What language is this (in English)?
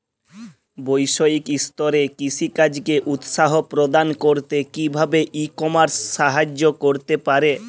Bangla